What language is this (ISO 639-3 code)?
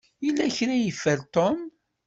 kab